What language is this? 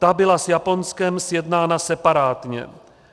Czech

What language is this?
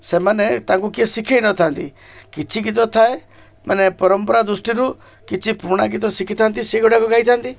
Odia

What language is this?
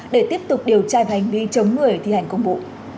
Vietnamese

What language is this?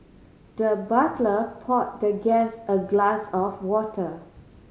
English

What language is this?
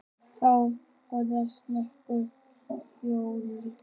Icelandic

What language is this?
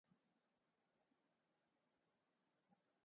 Urdu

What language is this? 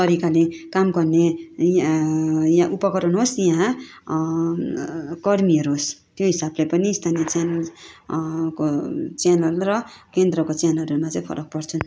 Nepali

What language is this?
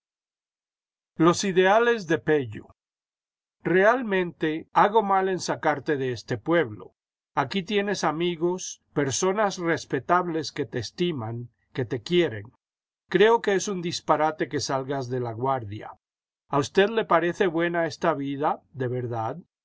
Spanish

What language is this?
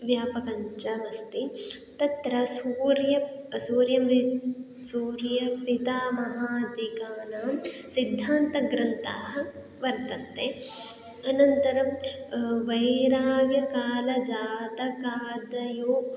Sanskrit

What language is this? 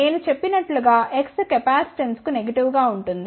Telugu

